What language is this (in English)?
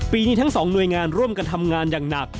Thai